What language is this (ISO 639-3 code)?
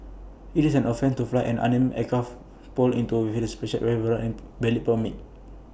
eng